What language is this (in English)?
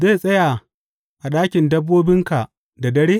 Hausa